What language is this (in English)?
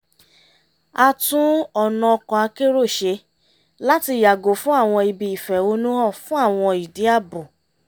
Yoruba